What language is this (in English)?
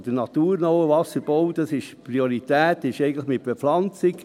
Swiss German